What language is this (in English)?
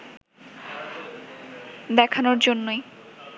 Bangla